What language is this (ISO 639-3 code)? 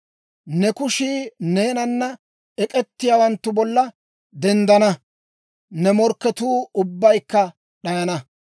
dwr